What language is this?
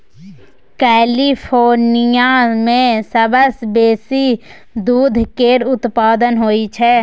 Maithili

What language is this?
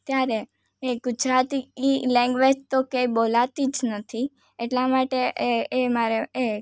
Gujarati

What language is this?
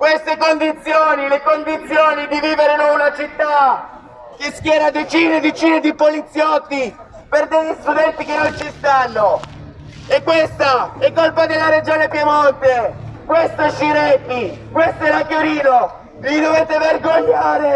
Italian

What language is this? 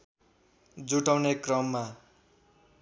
Nepali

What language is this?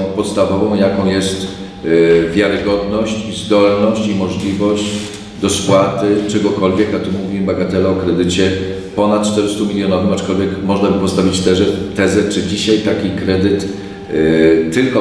Polish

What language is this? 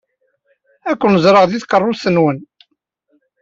Kabyle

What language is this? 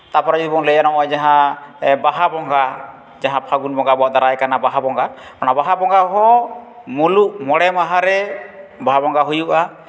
Santali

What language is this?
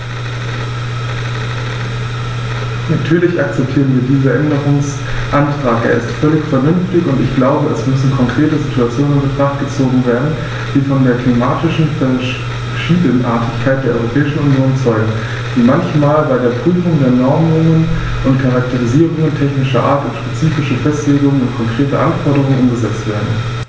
German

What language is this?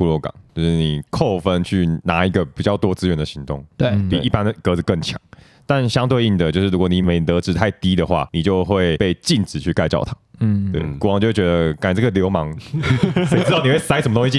Chinese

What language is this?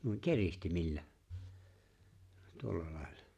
Finnish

